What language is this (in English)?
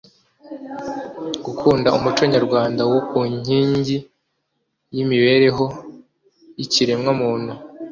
Kinyarwanda